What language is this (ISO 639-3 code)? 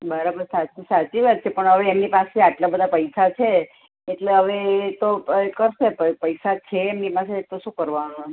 guj